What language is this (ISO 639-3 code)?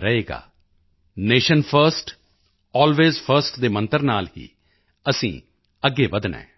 pan